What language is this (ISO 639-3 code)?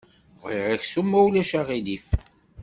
kab